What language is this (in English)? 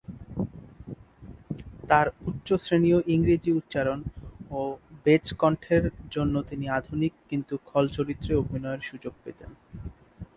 Bangla